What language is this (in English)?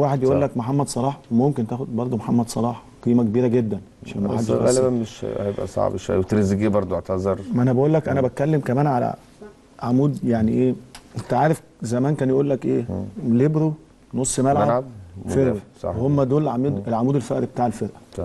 Arabic